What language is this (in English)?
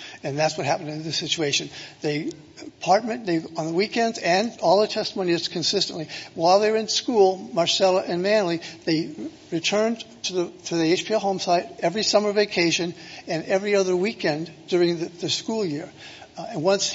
English